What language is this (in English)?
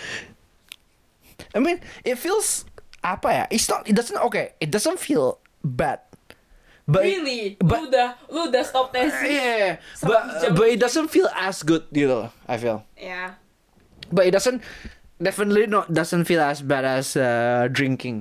Indonesian